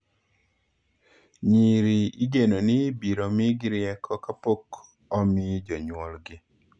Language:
Luo (Kenya and Tanzania)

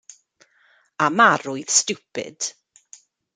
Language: Welsh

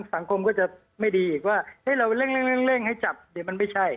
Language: Thai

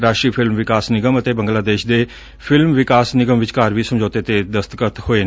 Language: Punjabi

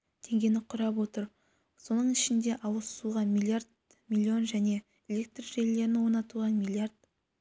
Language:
Kazakh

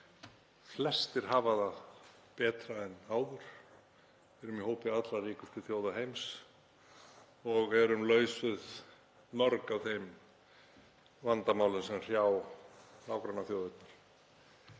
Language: Icelandic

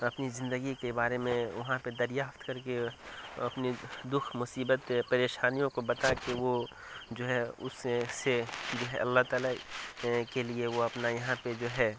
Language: Urdu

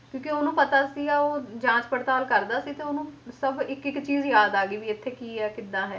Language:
Punjabi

